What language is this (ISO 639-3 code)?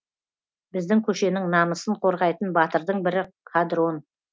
kaz